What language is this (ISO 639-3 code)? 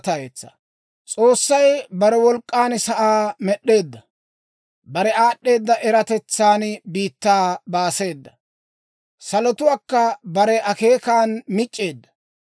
dwr